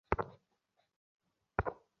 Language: Bangla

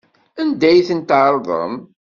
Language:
Kabyle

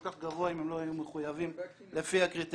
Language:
Hebrew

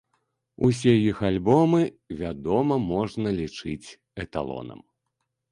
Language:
Belarusian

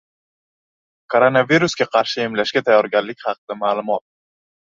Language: Uzbek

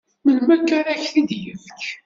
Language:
Kabyle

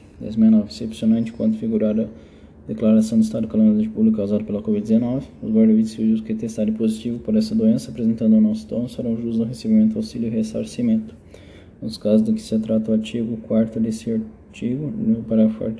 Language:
Portuguese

